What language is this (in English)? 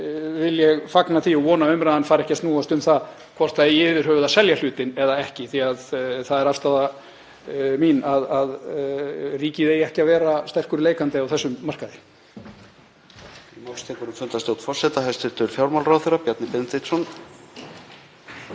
Icelandic